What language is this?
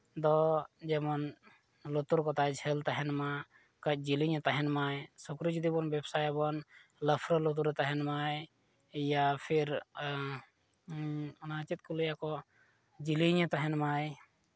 Santali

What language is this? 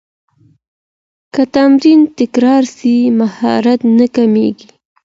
Pashto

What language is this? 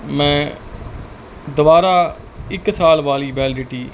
Punjabi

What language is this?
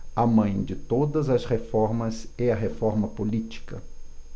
Portuguese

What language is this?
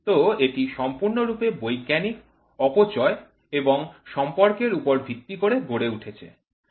Bangla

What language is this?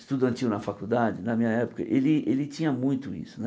Portuguese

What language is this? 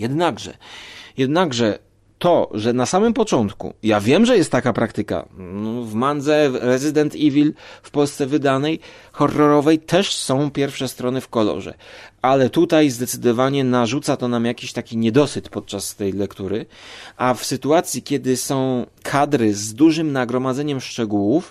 Polish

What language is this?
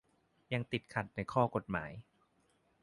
Thai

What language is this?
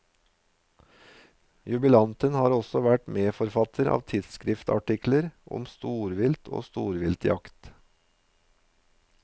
Norwegian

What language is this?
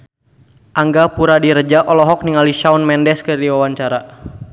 Sundanese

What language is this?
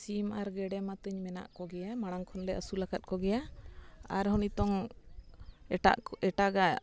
Santali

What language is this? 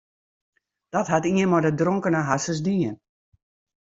Western Frisian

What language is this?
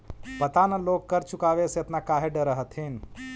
Magahi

